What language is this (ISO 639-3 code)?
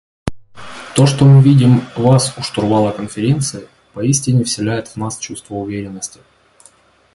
rus